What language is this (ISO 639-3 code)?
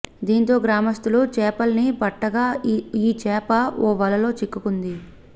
tel